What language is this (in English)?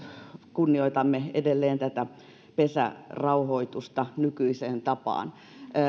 Finnish